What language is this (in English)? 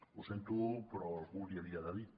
Catalan